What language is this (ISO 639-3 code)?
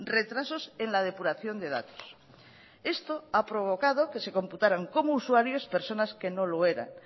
spa